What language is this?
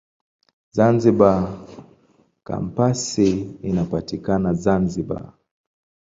Swahili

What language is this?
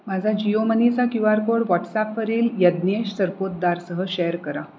Marathi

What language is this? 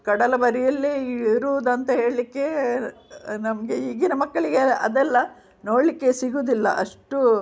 Kannada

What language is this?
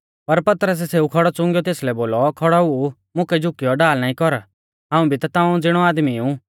Mahasu Pahari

